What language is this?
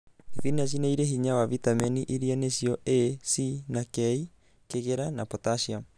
Kikuyu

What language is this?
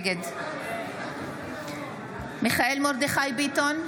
Hebrew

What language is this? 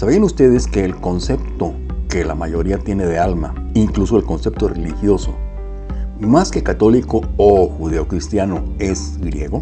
Spanish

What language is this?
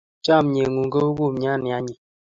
Kalenjin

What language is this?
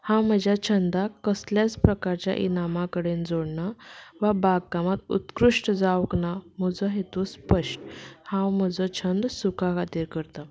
Konkani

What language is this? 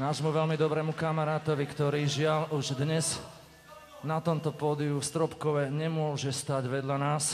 Slovak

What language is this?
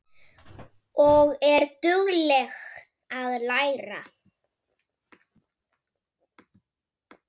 Icelandic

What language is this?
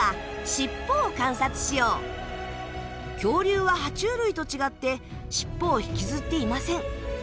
Japanese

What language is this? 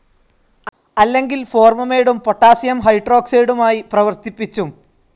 Malayalam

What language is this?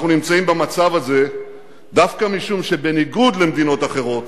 Hebrew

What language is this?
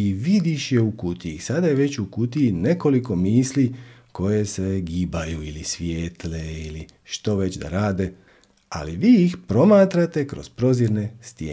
Croatian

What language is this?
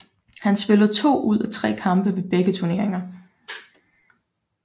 Danish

